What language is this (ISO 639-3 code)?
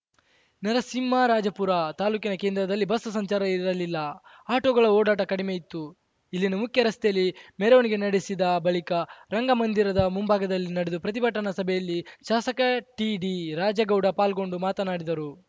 kan